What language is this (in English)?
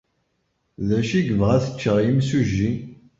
Kabyle